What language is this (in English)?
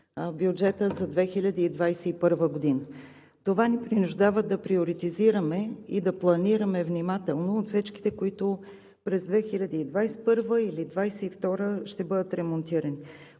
Bulgarian